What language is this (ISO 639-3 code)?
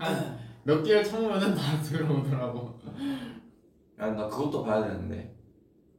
kor